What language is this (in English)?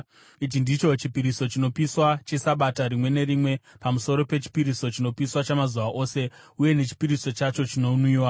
Shona